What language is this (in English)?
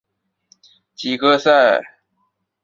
Chinese